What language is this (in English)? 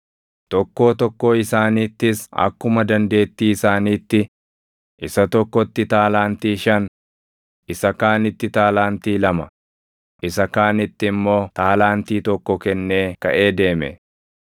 Oromo